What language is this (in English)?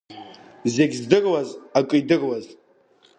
Abkhazian